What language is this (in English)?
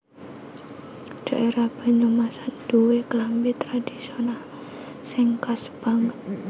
Javanese